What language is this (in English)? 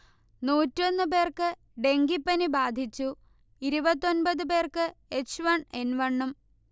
Malayalam